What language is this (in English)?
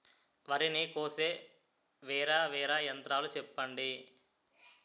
Telugu